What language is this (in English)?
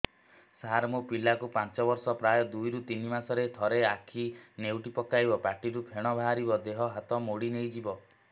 Odia